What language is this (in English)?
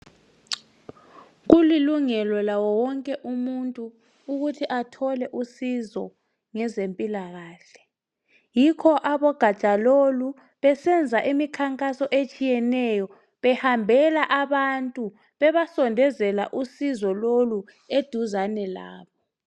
North Ndebele